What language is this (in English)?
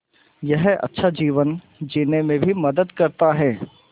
Hindi